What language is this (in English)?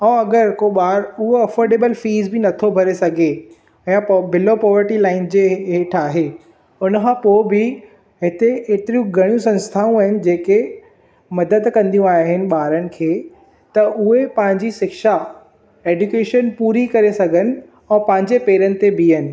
Sindhi